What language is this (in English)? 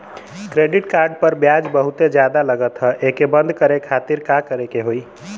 Bhojpuri